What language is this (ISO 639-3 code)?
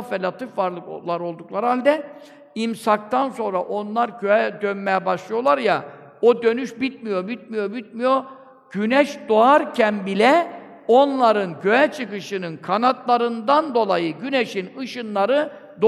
tur